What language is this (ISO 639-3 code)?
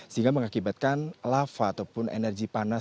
ind